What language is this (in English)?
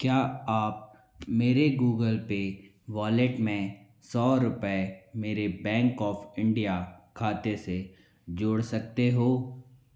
Hindi